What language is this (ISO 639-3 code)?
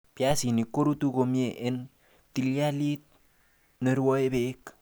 kln